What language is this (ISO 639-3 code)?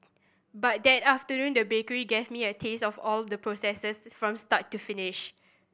eng